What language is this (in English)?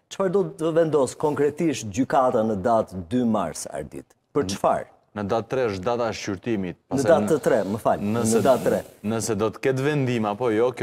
Romanian